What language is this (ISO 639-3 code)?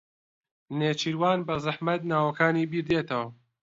ckb